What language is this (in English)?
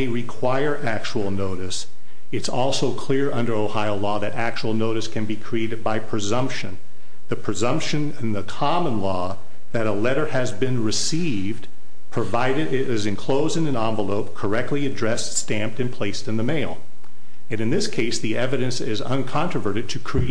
English